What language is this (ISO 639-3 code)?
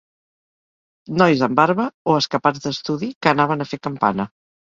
cat